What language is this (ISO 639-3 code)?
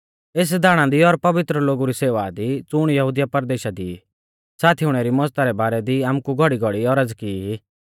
bfz